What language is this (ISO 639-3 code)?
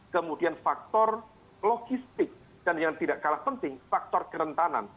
ind